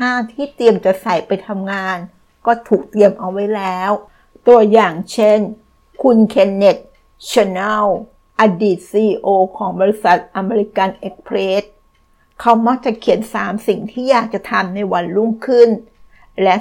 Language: Thai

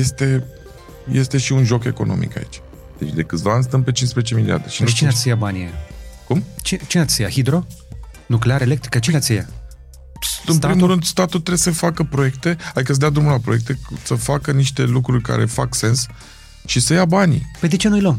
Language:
Romanian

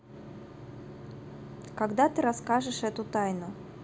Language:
Russian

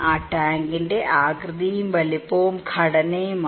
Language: Malayalam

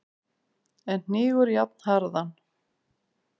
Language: Icelandic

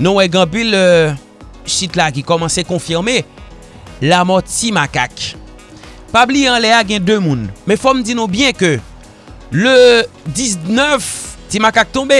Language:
French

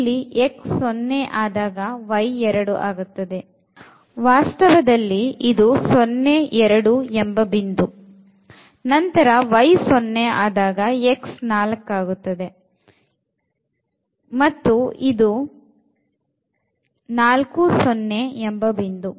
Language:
Kannada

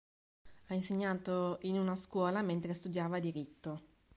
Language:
Italian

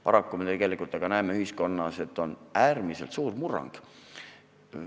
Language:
Estonian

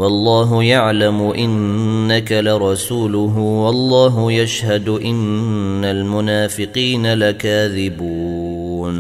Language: Arabic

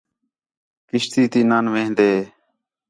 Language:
Khetrani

